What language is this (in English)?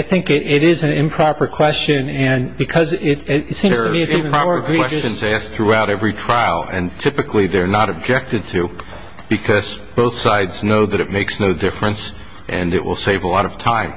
English